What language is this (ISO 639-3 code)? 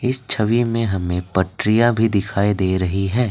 hin